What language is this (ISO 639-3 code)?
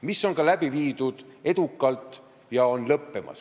est